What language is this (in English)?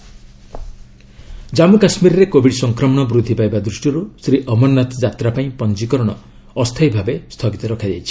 Odia